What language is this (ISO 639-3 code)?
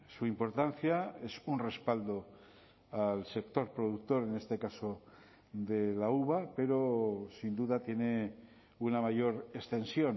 spa